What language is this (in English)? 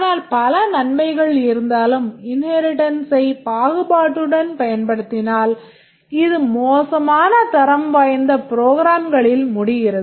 Tamil